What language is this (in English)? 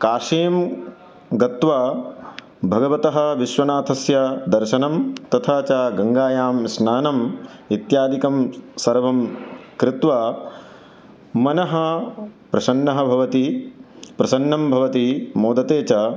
Sanskrit